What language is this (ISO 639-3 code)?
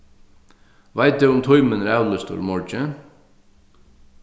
fao